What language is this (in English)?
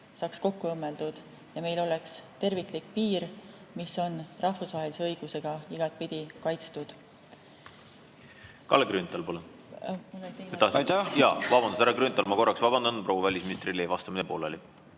Estonian